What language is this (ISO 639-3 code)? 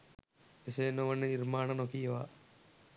sin